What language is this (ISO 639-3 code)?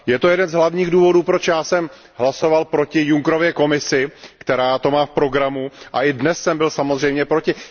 ces